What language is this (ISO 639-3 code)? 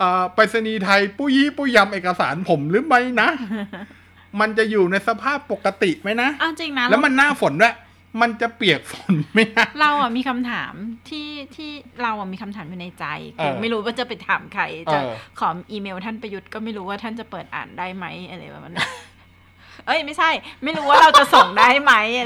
tha